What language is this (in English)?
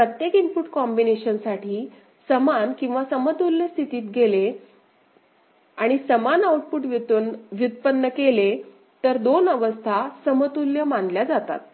Marathi